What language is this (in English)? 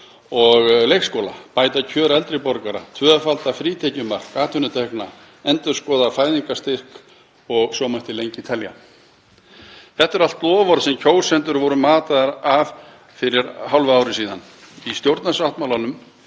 Icelandic